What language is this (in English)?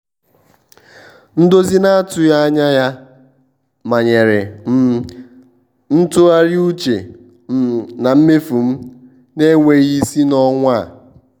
Igbo